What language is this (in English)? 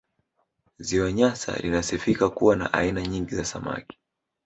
Swahili